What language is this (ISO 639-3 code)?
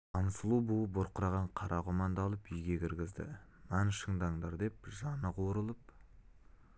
kaz